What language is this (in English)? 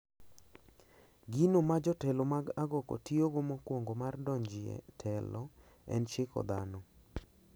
Luo (Kenya and Tanzania)